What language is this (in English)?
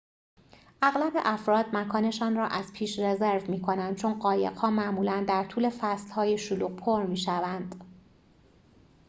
Persian